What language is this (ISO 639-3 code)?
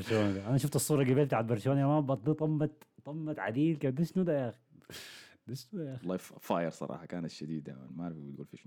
ara